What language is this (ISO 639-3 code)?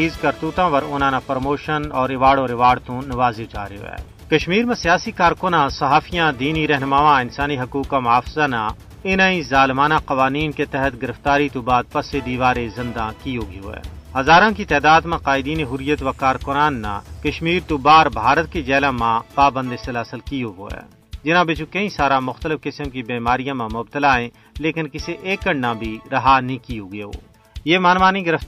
urd